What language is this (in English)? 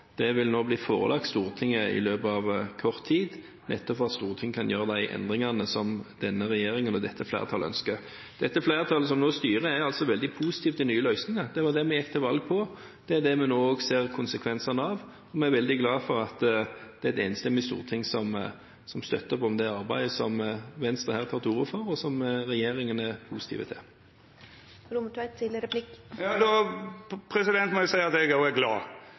Norwegian